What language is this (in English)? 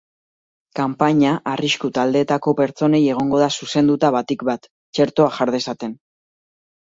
Basque